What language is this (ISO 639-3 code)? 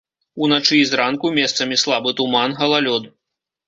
bel